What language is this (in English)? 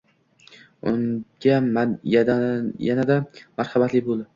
Uzbek